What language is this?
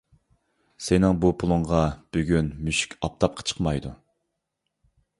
Uyghur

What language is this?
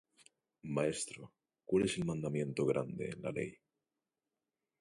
Spanish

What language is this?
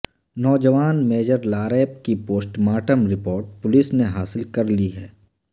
Urdu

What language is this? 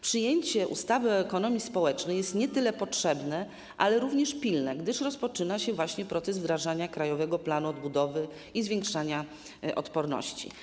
Polish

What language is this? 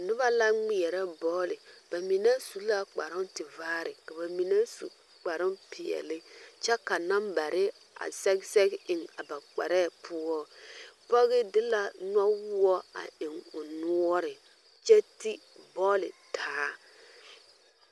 Southern Dagaare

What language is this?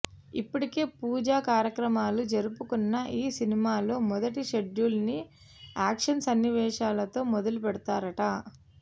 Telugu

